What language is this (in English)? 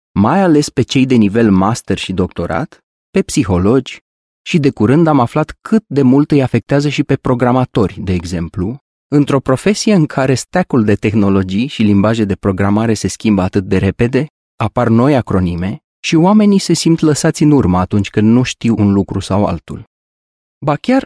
Romanian